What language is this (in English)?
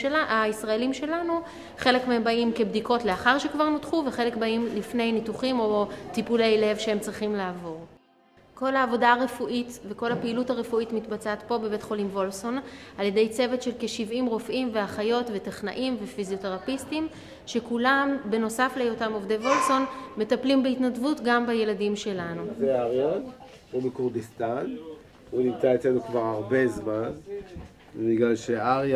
Hebrew